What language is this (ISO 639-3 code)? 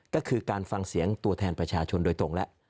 tha